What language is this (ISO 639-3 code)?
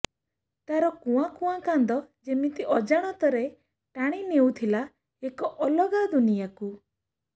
ori